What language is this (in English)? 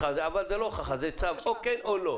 Hebrew